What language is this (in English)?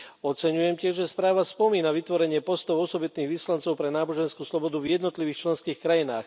Slovak